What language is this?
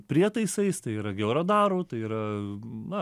Lithuanian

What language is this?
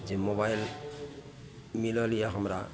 Maithili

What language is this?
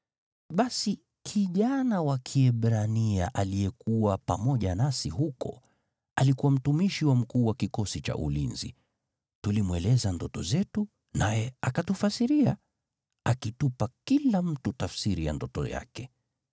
Swahili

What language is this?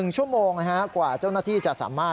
Thai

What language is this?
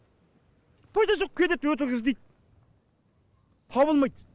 Kazakh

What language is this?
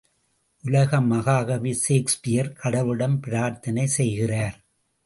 Tamil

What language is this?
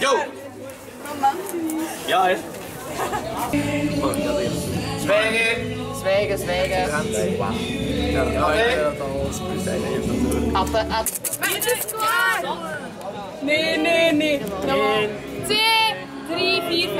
Dutch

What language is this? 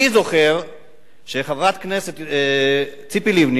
Hebrew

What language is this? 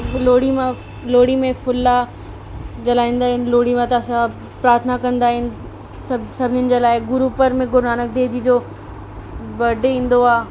Sindhi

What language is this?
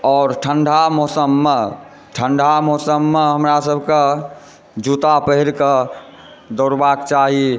Maithili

